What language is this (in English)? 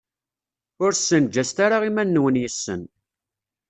Kabyle